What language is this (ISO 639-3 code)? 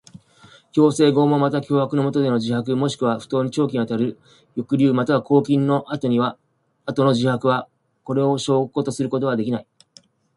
jpn